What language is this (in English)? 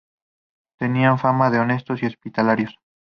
Spanish